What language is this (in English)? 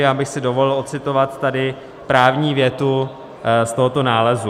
Czech